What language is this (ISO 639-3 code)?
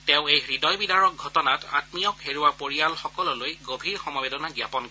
asm